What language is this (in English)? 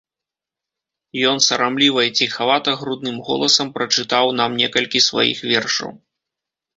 Belarusian